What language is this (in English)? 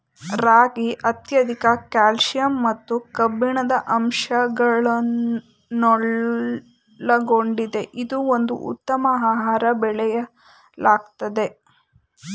Kannada